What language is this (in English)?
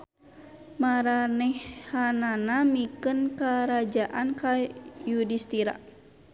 Sundanese